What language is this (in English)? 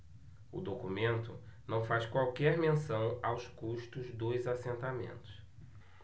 Portuguese